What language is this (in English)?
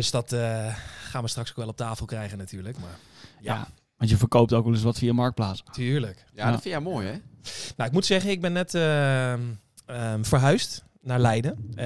Dutch